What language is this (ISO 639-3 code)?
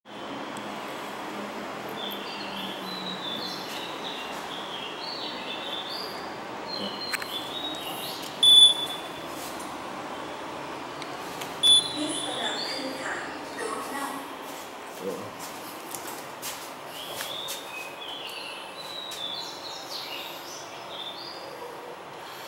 tha